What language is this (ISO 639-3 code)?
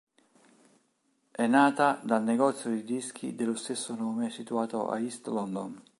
ita